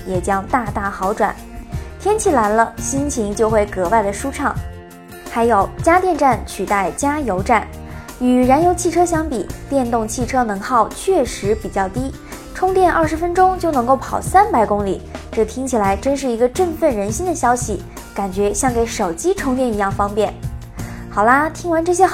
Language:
Chinese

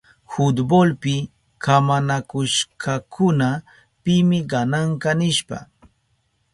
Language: Southern Pastaza Quechua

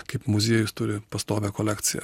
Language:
Lithuanian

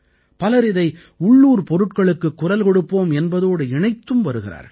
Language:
Tamil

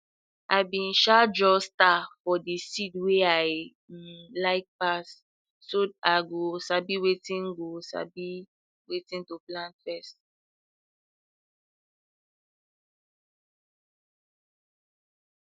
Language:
Nigerian Pidgin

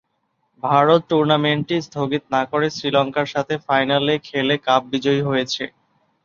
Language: Bangla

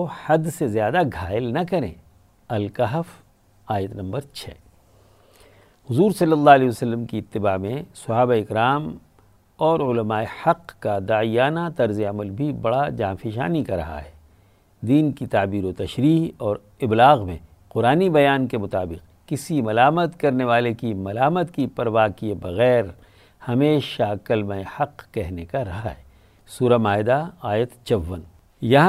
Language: Urdu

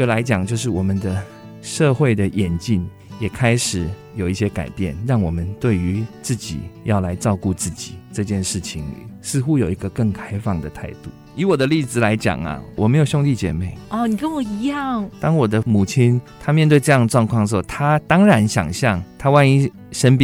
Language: Chinese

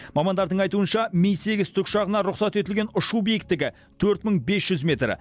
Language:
Kazakh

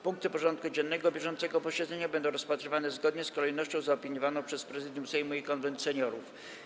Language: Polish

